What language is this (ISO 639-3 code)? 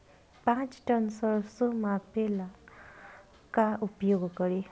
bho